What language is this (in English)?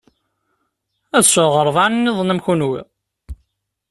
Kabyle